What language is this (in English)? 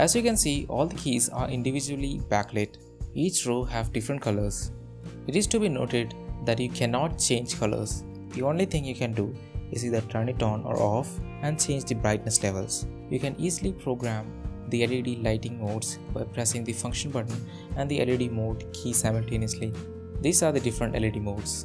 English